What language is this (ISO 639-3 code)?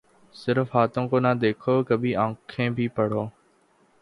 urd